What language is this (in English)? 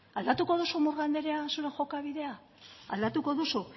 Basque